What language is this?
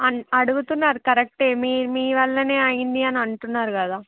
Telugu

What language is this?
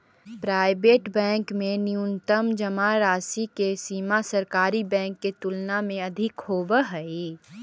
Magahi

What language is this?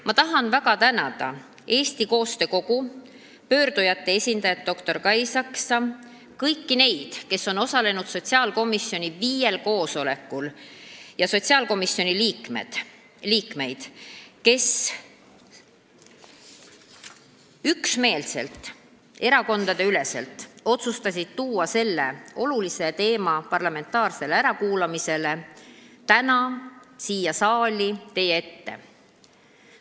Estonian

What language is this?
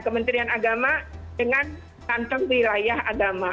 Indonesian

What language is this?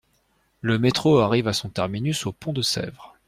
French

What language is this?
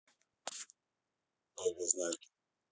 Russian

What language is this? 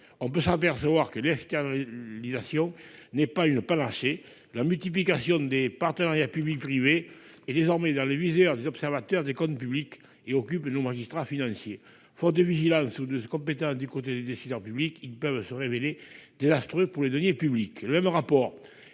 French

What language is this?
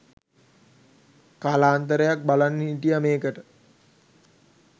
Sinhala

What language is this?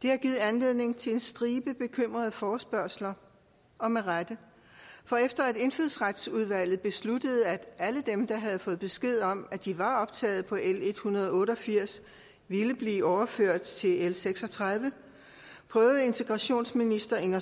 Danish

